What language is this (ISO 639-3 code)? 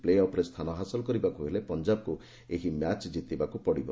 ori